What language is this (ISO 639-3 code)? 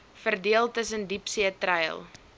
afr